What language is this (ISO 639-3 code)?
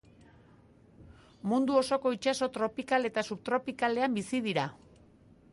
eus